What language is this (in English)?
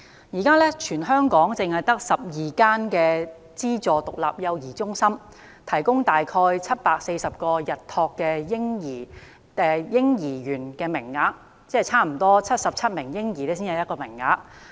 Cantonese